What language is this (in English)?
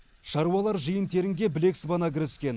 Kazakh